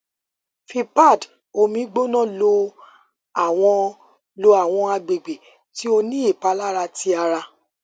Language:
Yoruba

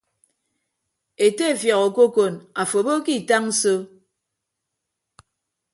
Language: Ibibio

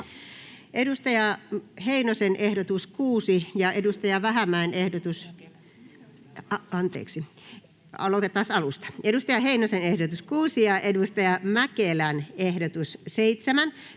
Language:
Finnish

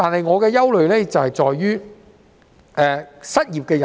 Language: Cantonese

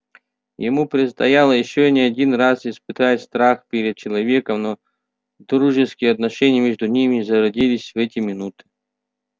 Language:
Russian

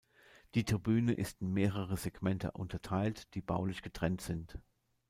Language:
German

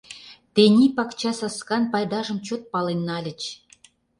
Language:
Mari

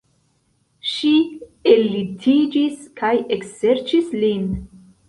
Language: Esperanto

